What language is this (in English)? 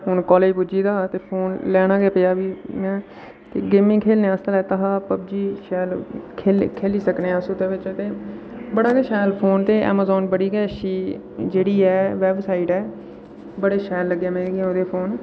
Dogri